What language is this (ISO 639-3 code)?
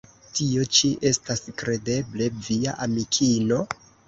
epo